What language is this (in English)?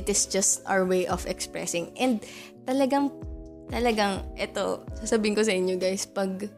Filipino